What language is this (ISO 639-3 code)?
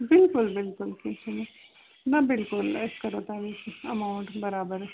kas